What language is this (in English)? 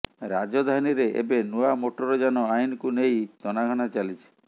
Odia